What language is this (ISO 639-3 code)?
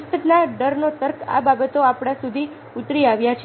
guj